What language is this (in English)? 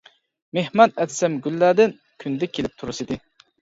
Uyghur